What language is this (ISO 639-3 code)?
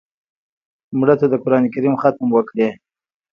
pus